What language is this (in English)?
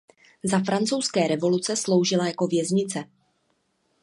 Czech